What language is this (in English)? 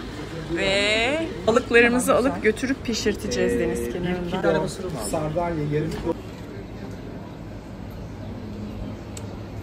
Turkish